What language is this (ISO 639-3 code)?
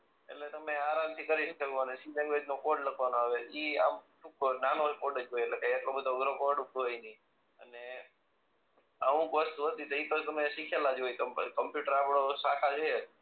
guj